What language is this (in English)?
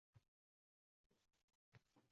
Uzbek